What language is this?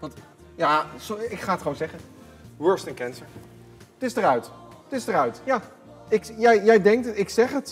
Dutch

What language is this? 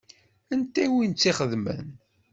Kabyle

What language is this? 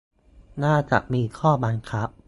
Thai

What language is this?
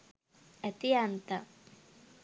Sinhala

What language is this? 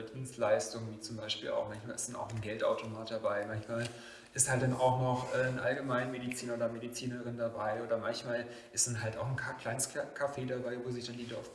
German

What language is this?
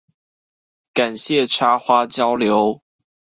Chinese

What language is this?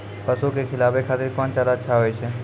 Maithili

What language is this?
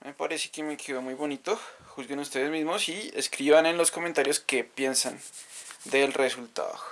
Spanish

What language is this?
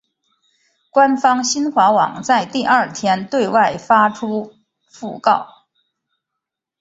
Chinese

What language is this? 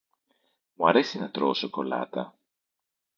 Greek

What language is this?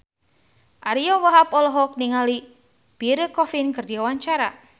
Sundanese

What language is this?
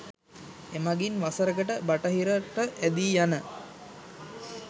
Sinhala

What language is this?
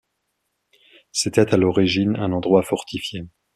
French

